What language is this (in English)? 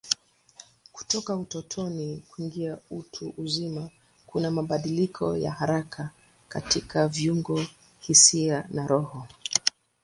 Swahili